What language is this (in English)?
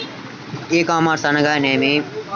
Telugu